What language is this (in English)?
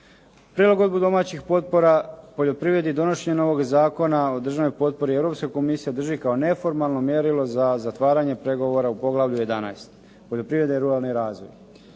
Croatian